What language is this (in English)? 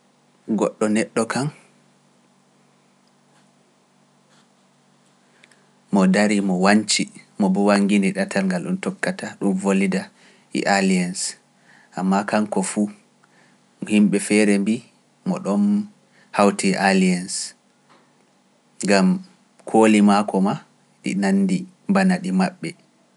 Pular